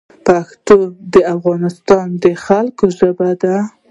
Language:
Pashto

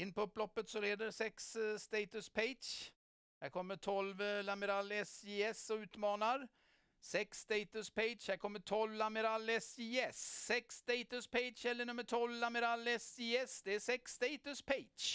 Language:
Swedish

